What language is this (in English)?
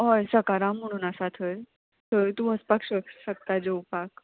Konkani